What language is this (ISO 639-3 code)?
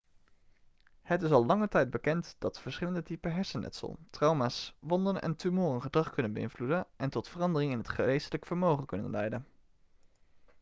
nld